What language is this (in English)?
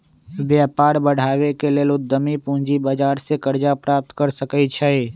Magahi